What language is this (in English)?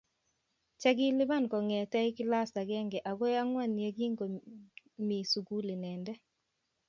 Kalenjin